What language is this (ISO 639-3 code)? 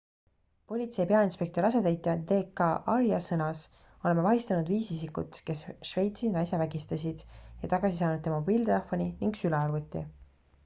est